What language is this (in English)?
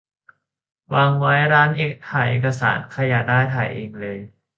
Thai